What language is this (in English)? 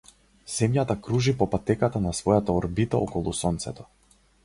Macedonian